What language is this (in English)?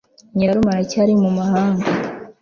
Kinyarwanda